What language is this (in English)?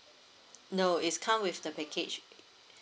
English